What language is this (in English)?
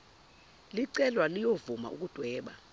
Zulu